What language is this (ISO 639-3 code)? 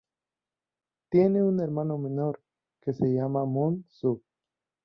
spa